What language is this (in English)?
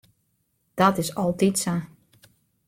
Western Frisian